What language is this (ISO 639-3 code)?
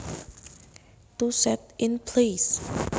jav